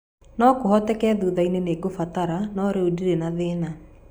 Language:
Kikuyu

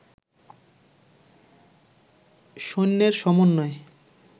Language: Bangla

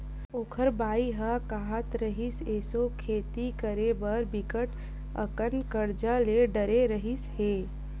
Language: Chhattisgarhi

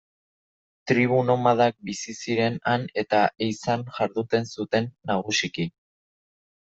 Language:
Basque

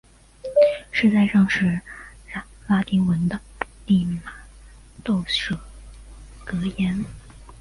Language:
Chinese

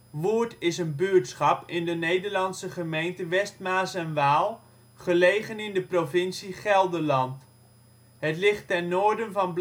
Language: Dutch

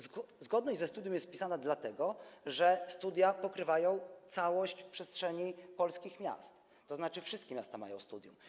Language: Polish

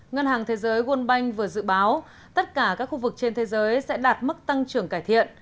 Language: Vietnamese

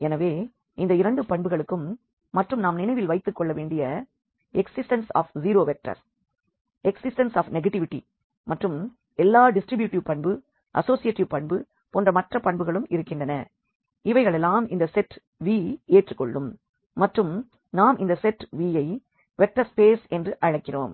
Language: Tamil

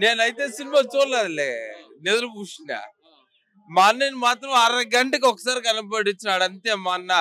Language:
Telugu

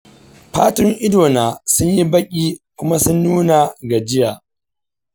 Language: Hausa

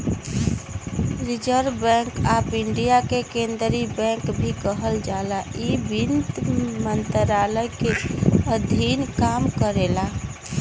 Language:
Bhojpuri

